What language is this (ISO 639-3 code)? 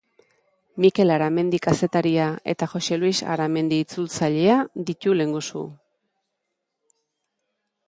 eus